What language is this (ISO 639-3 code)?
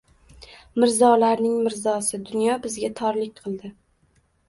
uzb